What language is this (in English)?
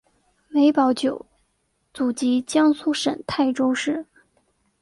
Chinese